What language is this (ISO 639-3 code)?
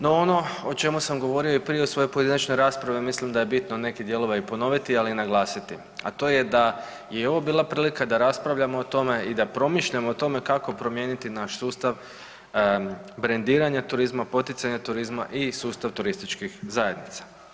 hrv